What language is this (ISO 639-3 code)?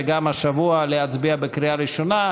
heb